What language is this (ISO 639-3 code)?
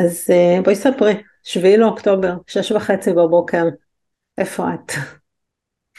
heb